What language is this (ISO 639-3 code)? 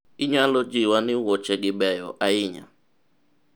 luo